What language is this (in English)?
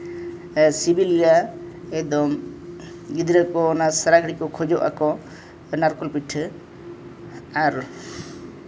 Santali